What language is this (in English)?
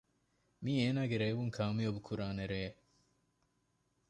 Divehi